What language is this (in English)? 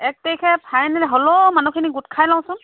Assamese